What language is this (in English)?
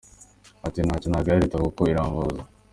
Kinyarwanda